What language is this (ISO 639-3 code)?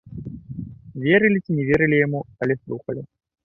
bel